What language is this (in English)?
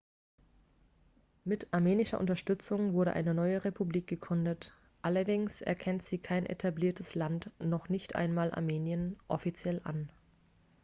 German